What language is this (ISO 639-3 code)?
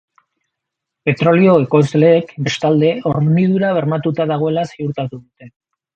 eus